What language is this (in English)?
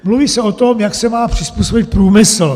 Czech